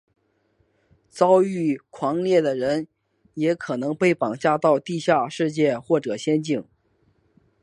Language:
Chinese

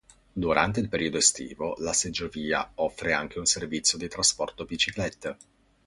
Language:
Italian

